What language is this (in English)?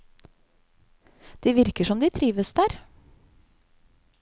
Norwegian